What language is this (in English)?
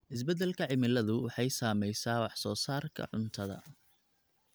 Somali